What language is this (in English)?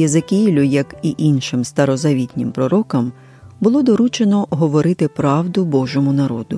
Ukrainian